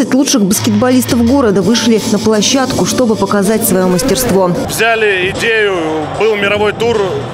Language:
Russian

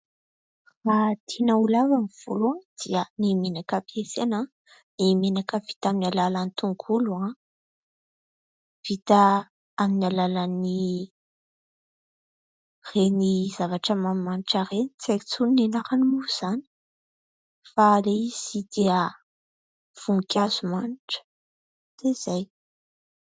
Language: Malagasy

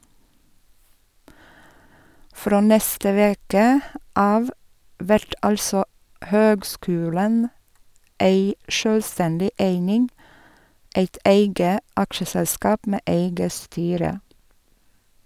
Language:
Norwegian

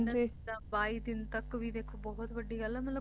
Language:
Punjabi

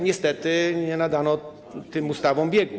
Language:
Polish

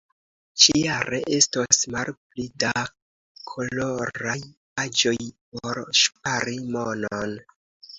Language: Esperanto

